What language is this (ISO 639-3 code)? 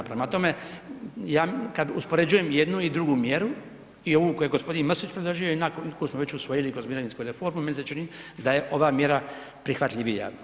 hrv